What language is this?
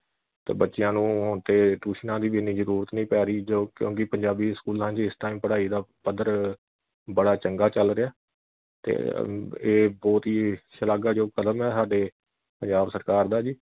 Punjabi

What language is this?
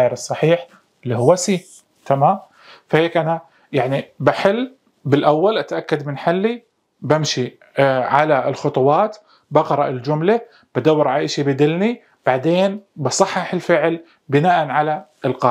Arabic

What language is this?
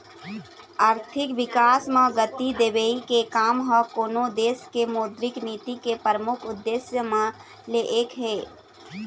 Chhattisgarhi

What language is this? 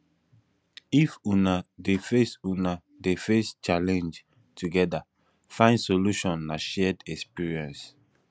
Nigerian Pidgin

